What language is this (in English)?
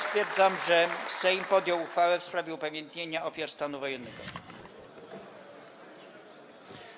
Polish